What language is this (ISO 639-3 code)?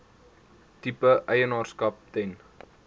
afr